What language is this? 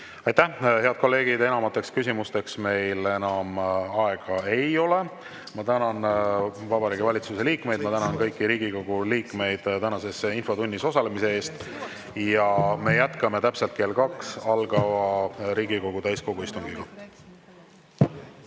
Estonian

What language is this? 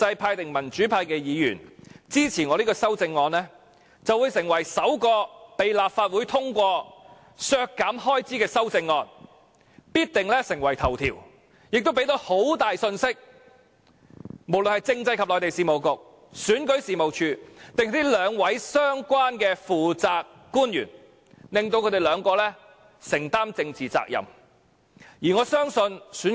Cantonese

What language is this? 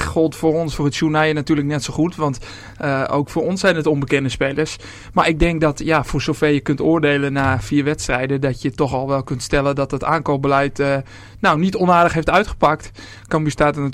Dutch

